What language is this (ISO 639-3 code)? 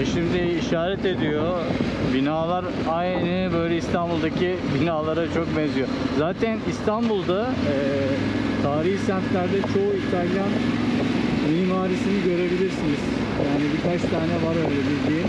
tur